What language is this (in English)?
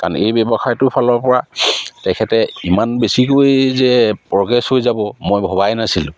Assamese